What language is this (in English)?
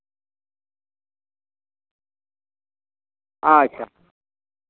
Santali